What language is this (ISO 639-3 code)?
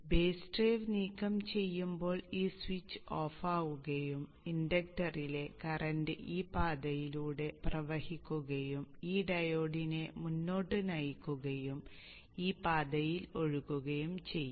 mal